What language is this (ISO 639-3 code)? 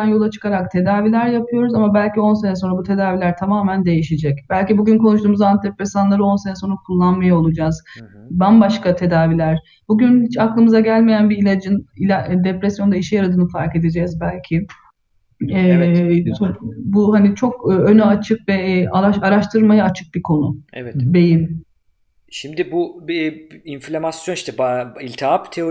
tur